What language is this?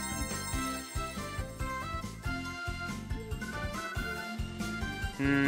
Japanese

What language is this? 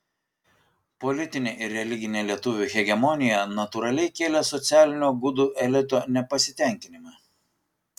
Lithuanian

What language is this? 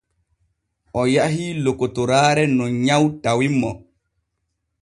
Borgu Fulfulde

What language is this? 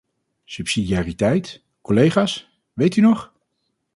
Dutch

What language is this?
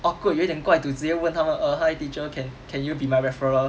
English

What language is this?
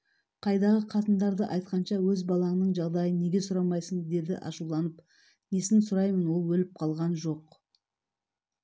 Kazakh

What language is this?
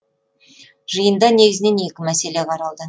Kazakh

